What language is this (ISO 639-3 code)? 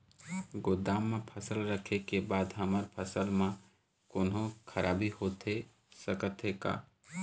hne